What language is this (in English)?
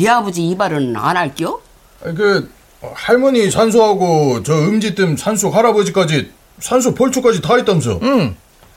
Korean